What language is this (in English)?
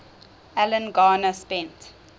English